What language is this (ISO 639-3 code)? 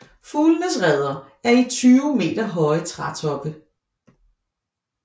dan